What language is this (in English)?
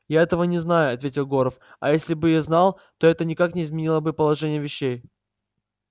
Russian